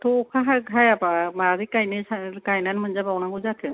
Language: Bodo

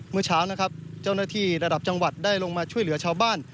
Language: Thai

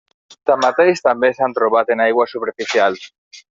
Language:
Catalan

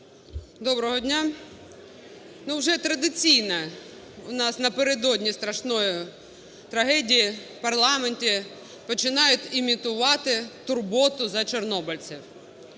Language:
Ukrainian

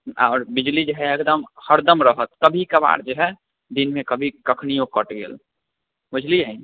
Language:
Maithili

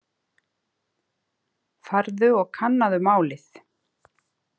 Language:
Icelandic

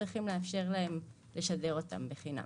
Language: Hebrew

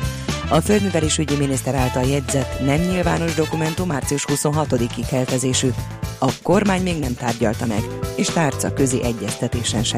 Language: Hungarian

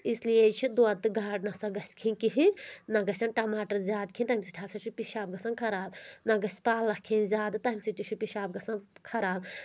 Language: Kashmiri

